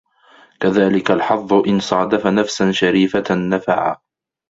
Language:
Arabic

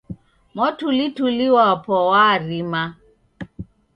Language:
Taita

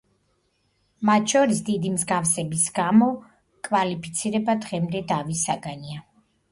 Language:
Georgian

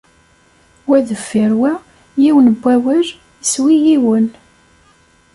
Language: Kabyle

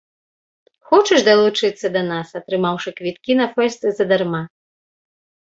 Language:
Belarusian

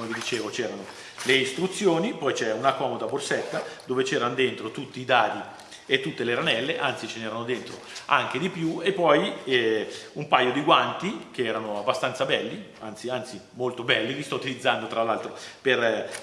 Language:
Italian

